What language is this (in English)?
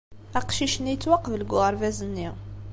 Kabyle